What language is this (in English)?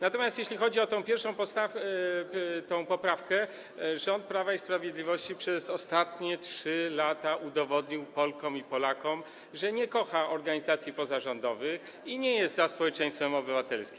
Polish